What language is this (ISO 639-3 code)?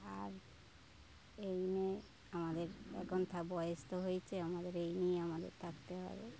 ben